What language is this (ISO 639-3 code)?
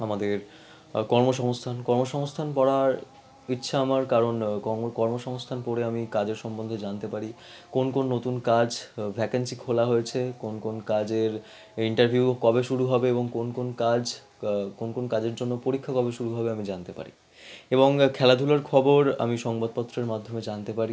ben